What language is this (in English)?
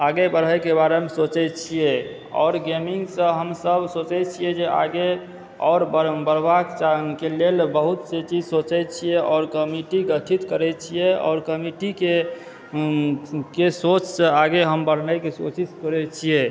Maithili